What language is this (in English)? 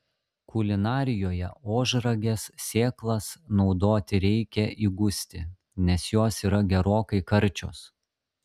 Lithuanian